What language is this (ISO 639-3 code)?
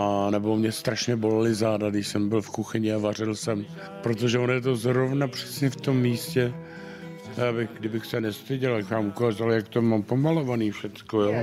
ces